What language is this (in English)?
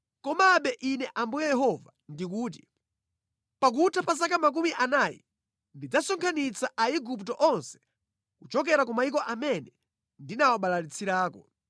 Nyanja